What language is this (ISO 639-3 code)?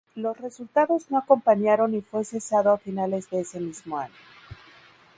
spa